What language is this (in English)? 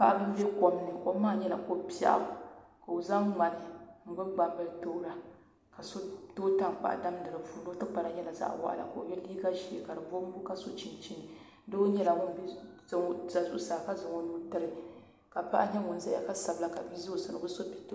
Dagbani